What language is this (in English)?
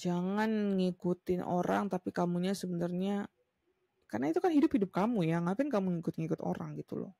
Indonesian